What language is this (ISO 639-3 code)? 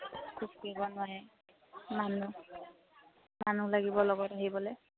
asm